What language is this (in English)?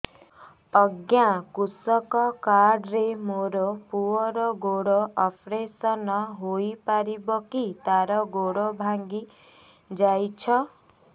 Odia